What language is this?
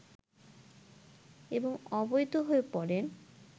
Bangla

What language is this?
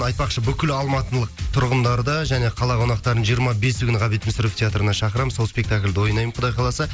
Kazakh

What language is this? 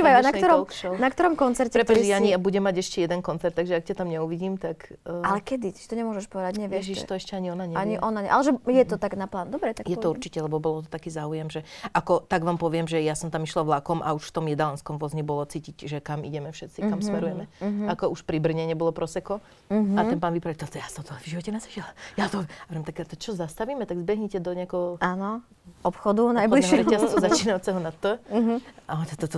Slovak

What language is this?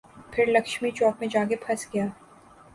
Urdu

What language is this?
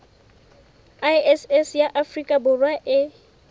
Southern Sotho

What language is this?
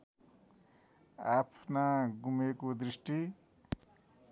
Nepali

